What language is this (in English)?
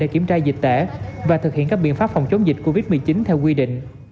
Vietnamese